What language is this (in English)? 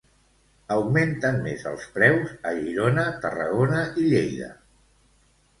Catalan